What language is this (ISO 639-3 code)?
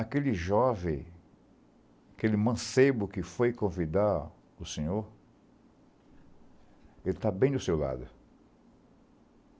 por